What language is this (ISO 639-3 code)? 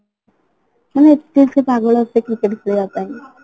ori